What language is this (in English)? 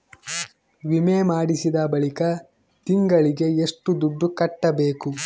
Kannada